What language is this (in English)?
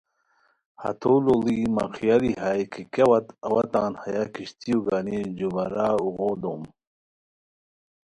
Khowar